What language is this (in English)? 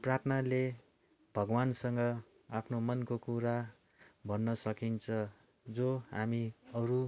Nepali